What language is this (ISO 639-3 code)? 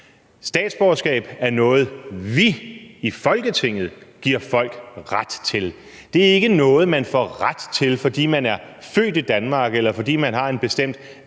dan